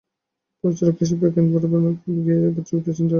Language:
Bangla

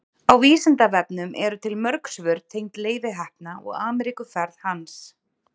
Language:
Icelandic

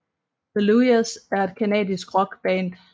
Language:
Danish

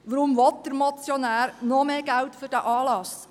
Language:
Swiss German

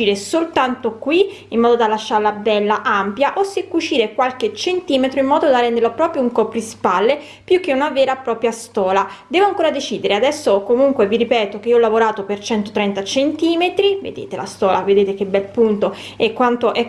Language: Italian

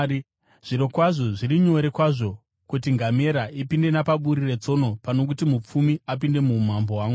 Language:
Shona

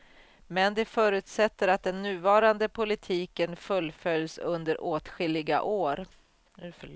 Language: Swedish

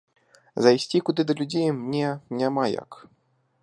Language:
Belarusian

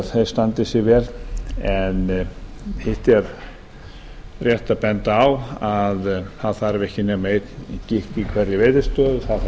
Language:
Icelandic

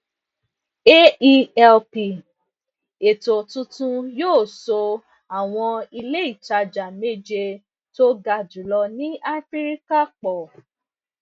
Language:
Yoruba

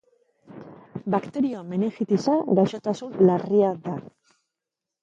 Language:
Basque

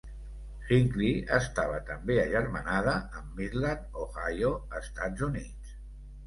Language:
Catalan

